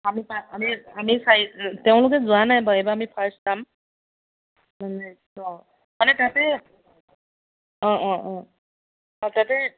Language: Assamese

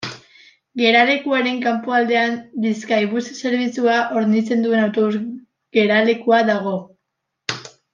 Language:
Basque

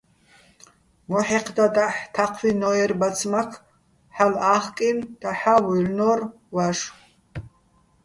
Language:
Bats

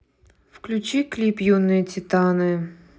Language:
Russian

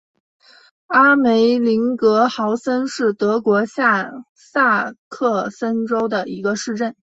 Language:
Chinese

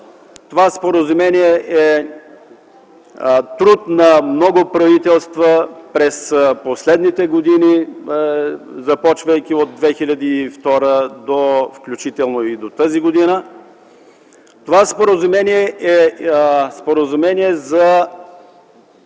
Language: Bulgarian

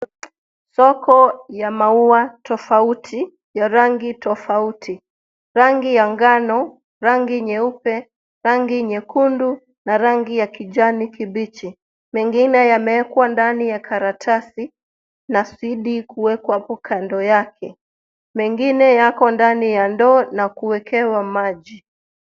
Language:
Swahili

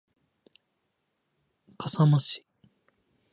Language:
Japanese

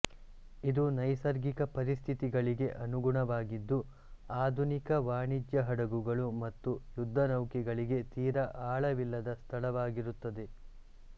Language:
Kannada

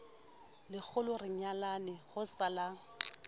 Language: Southern Sotho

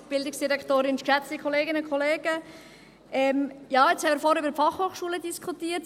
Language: Swiss German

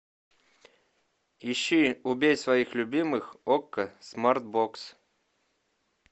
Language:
Russian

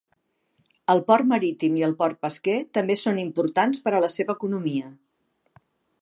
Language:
Catalan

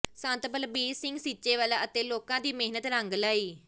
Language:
Punjabi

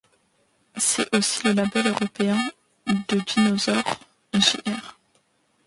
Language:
French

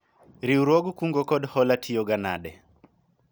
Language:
Luo (Kenya and Tanzania)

